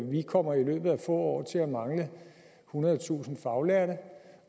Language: Danish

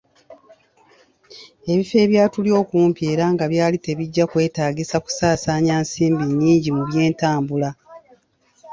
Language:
Ganda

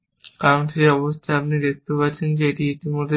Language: Bangla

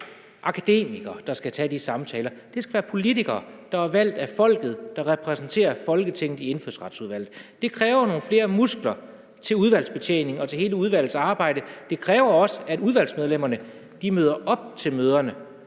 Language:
Danish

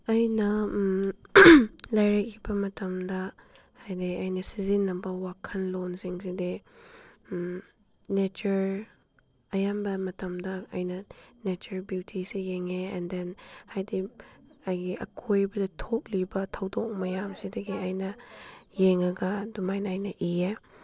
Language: Manipuri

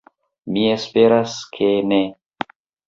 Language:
Esperanto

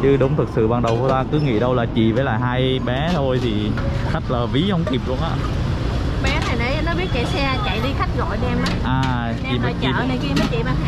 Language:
Vietnamese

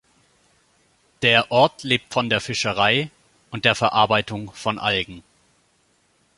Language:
German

